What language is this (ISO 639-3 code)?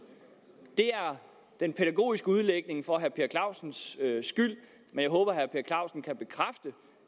dan